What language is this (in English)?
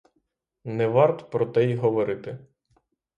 Ukrainian